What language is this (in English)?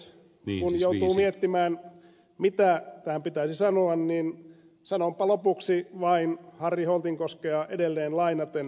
Finnish